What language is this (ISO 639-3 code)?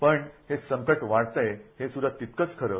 mar